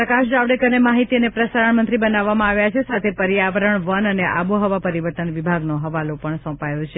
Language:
Gujarati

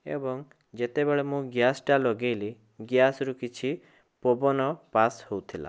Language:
Odia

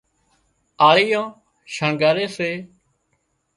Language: Wadiyara Koli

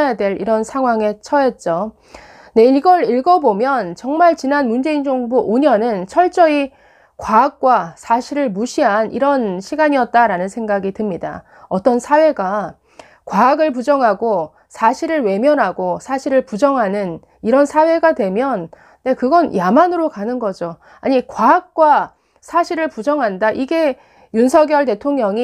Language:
Korean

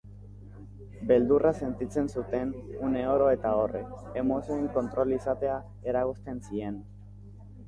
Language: Basque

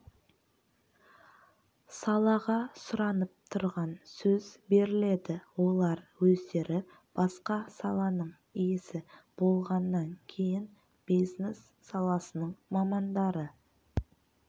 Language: Kazakh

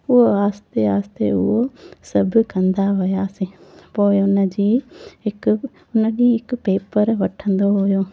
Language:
Sindhi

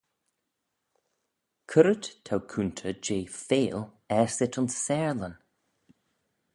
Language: Manx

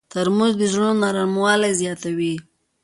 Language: Pashto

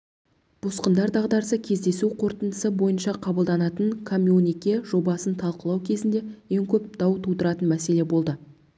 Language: Kazakh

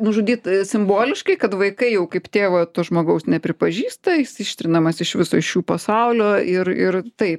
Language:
Lithuanian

